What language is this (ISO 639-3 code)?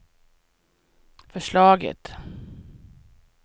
swe